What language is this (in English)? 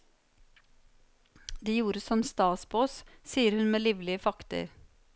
Norwegian